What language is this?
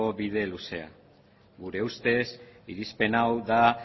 Basque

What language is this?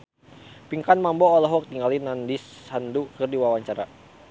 Sundanese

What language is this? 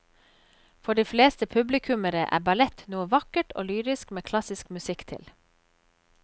Norwegian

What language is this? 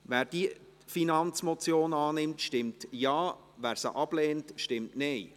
Swiss German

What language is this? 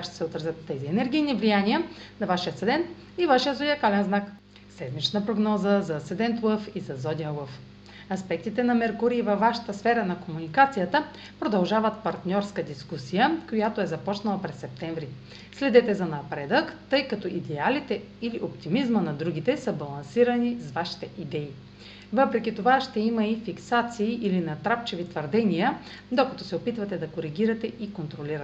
Bulgarian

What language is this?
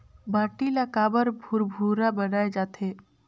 Chhattisgarhi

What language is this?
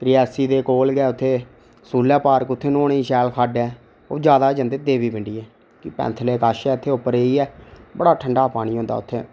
Dogri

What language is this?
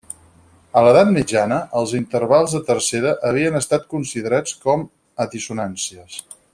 Catalan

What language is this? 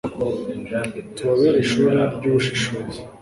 Kinyarwanda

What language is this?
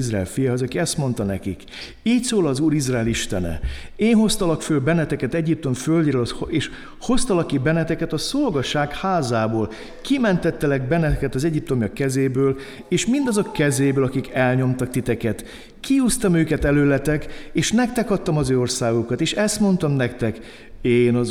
Hungarian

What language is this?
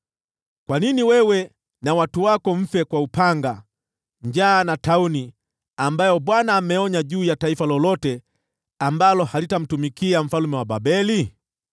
Swahili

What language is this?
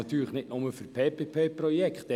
Swiss German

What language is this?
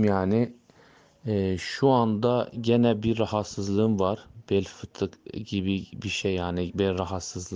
Turkish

